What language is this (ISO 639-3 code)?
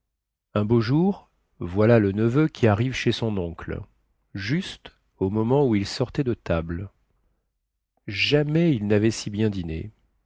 fra